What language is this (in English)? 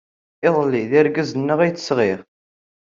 Kabyle